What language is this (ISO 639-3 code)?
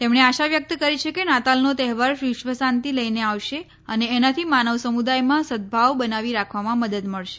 guj